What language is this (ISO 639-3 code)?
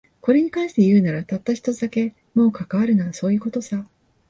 jpn